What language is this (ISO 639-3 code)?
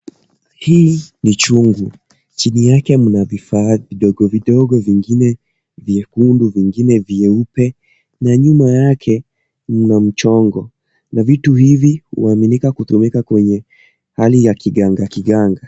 swa